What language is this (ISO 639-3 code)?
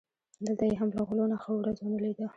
pus